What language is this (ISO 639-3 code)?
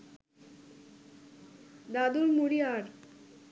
ben